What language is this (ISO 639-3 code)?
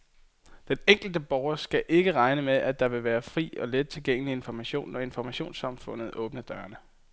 dan